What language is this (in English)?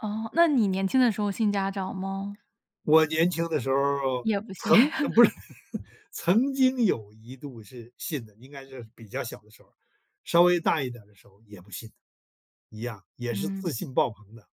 Chinese